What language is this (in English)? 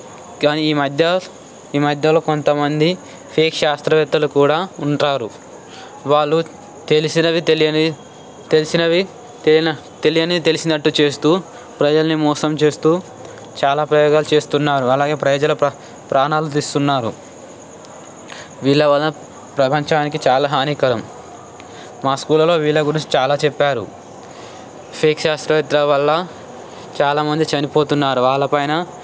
Telugu